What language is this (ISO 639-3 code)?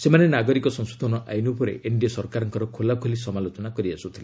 ori